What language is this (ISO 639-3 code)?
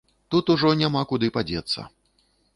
bel